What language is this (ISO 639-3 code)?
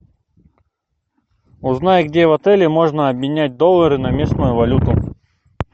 rus